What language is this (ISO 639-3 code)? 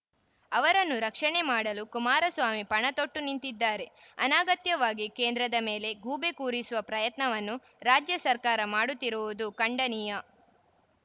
kan